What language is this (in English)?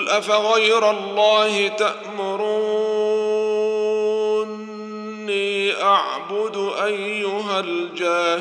Arabic